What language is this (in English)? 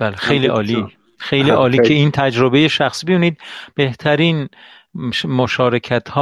Persian